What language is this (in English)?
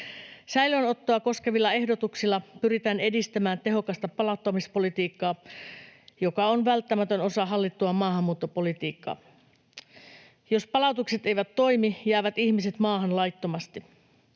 Finnish